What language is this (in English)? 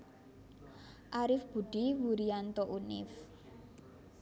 Javanese